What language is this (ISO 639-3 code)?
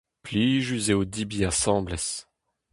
bre